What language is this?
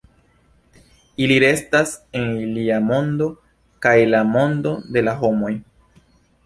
Esperanto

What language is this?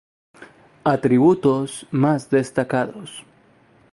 Spanish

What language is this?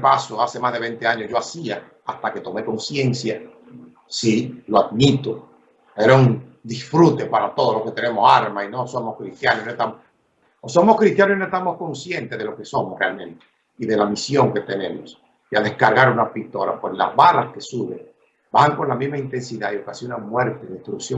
Spanish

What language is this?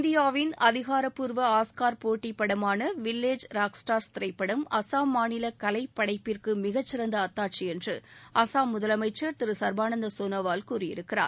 Tamil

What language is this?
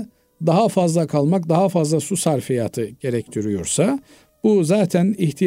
Turkish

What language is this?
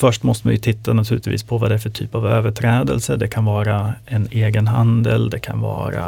Swedish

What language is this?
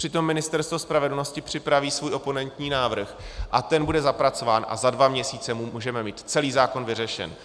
Czech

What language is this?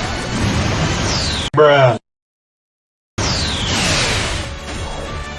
Japanese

